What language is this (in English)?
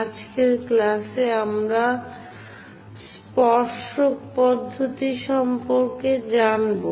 Bangla